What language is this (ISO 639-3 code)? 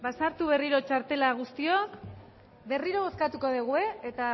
eus